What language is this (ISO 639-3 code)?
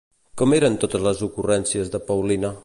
cat